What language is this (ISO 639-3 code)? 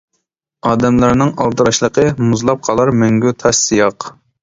uig